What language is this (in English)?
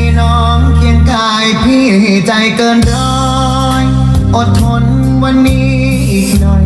Thai